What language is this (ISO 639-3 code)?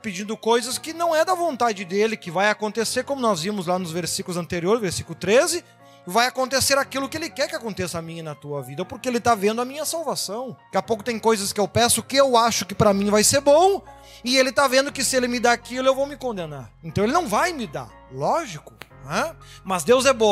por